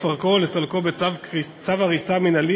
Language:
Hebrew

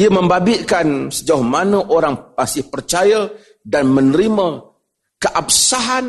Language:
Malay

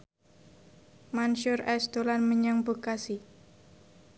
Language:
Javanese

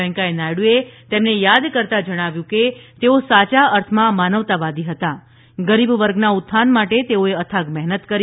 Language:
Gujarati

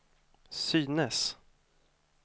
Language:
Swedish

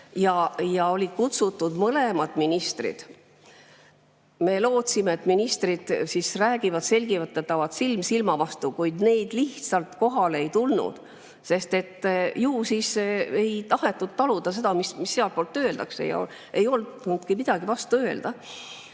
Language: Estonian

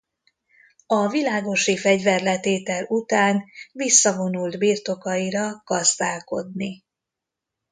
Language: Hungarian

